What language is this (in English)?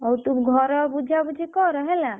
Odia